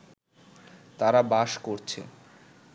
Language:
Bangla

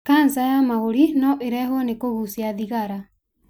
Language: Kikuyu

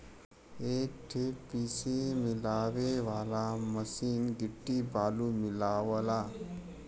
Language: Bhojpuri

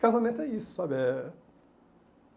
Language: Portuguese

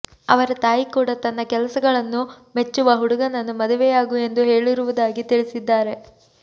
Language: Kannada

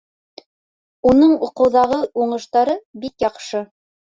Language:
Bashkir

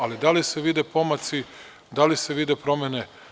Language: Serbian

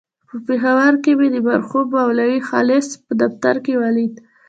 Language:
Pashto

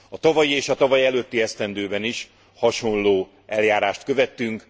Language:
Hungarian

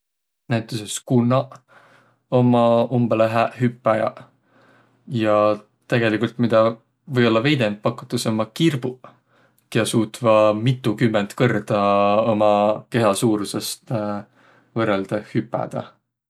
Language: Võro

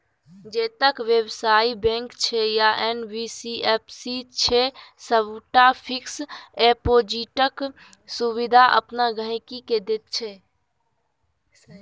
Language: Maithili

